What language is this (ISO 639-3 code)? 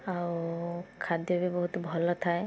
ori